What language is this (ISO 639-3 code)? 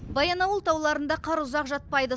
kaz